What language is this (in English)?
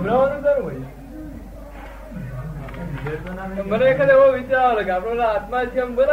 Gujarati